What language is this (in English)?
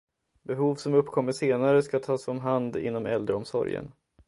Swedish